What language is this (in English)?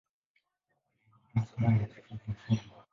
Swahili